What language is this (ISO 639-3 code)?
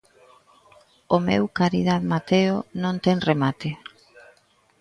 glg